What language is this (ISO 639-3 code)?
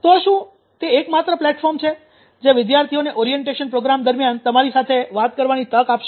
guj